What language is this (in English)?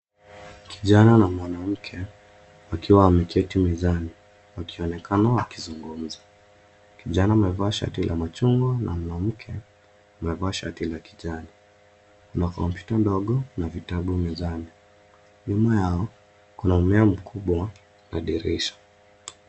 Swahili